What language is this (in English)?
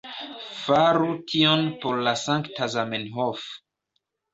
Esperanto